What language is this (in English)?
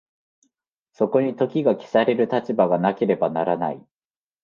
Japanese